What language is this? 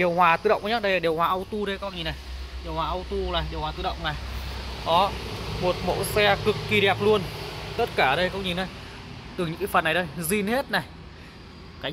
Vietnamese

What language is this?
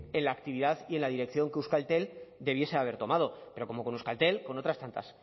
Spanish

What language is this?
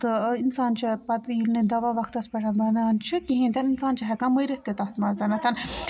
Kashmiri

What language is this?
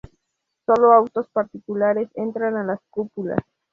Spanish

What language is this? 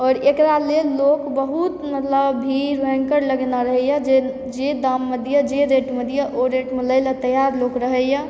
Maithili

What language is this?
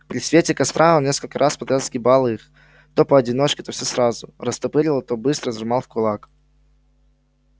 Russian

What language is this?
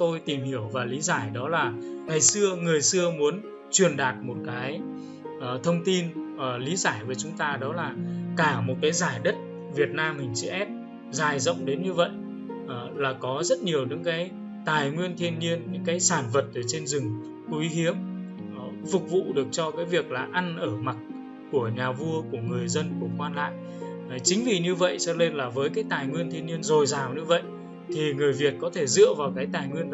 Vietnamese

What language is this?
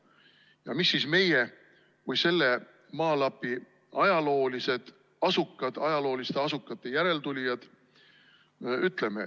Estonian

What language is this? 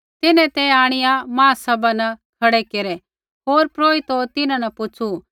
Kullu Pahari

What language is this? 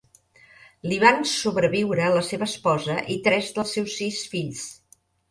Catalan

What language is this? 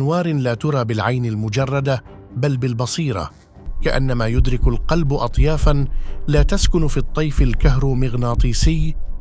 Arabic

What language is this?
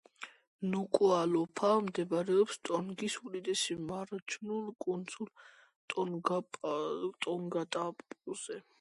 Georgian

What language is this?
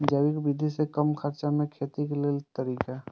Maithili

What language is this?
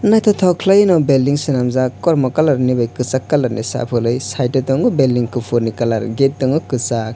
Kok Borok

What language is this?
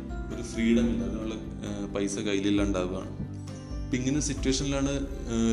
Malayalam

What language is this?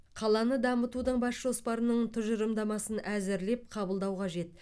Kazakh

